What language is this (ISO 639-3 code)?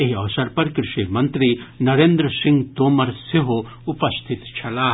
mai